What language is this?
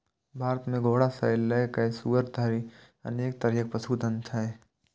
Maithili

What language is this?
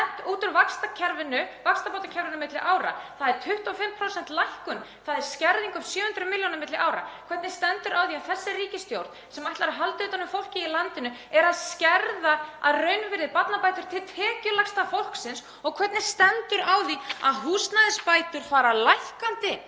Icelandic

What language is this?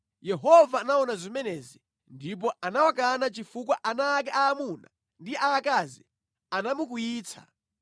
Nyanja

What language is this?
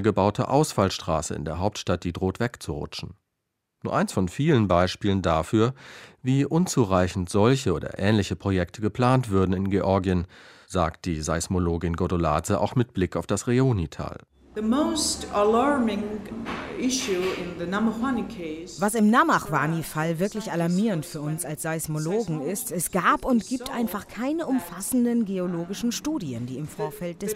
German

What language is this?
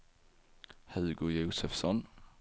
Swedish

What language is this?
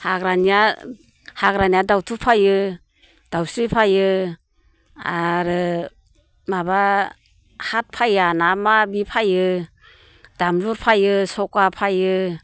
Bodo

